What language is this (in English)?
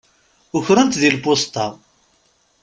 Kabyle